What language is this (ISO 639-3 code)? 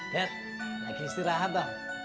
ind